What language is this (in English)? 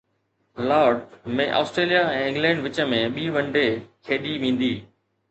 Sindhi